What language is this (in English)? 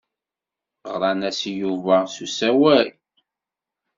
Kabyle